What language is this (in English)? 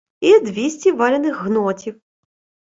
Ukrainian